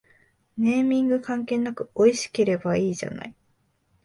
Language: Japanese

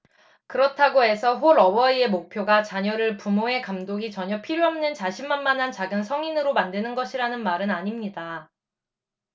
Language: Korean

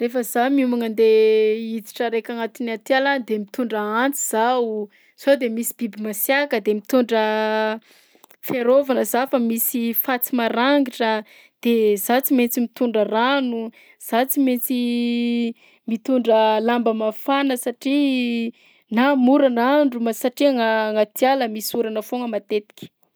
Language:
Southern Betsimisaraka Malagasy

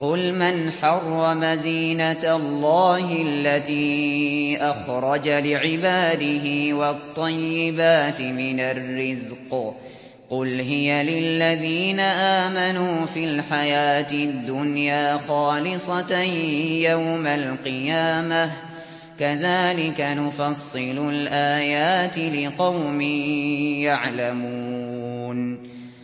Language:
Arabic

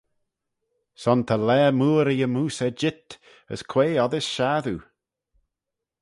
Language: Manx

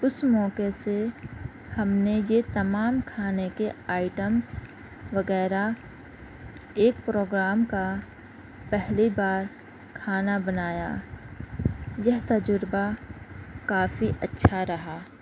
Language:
Urdu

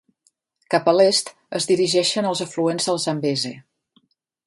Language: Catalan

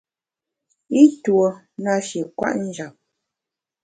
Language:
Bamun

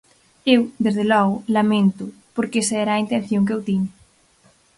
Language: Galician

